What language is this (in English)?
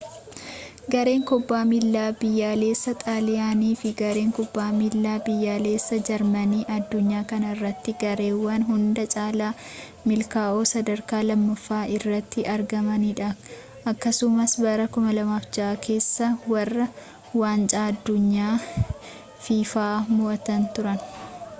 Oromo